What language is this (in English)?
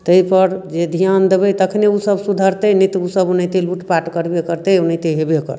Maithili